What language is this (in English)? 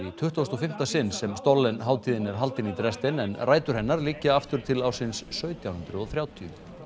Icelandic